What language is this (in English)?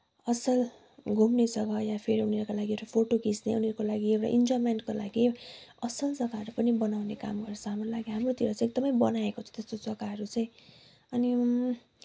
Nepali